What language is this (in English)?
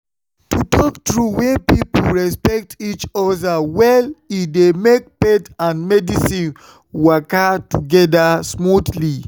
Nigerian Pidgin